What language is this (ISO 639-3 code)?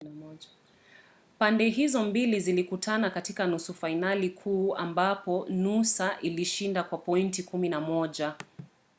swa